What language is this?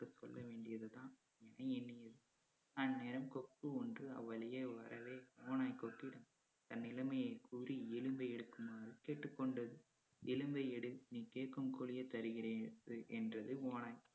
Tamil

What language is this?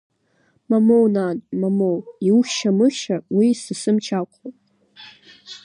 Abkhazian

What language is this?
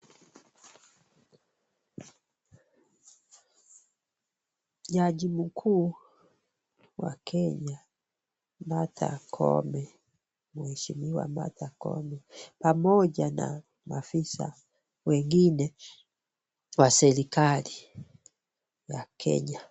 Swahili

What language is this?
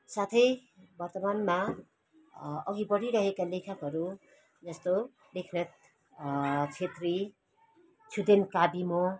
Nepali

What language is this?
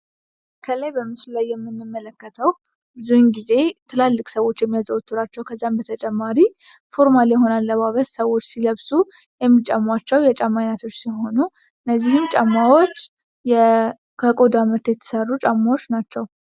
Amharic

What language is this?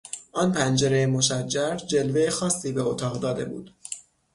Persian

